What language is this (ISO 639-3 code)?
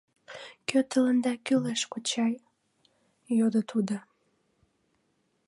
chm